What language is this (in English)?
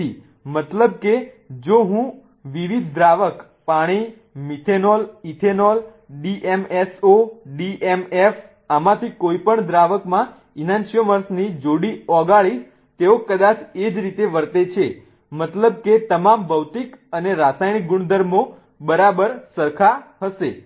Gujarati